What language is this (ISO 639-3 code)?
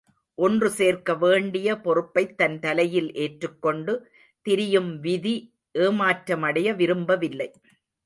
tam